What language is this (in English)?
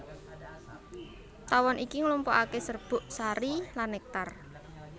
Javanese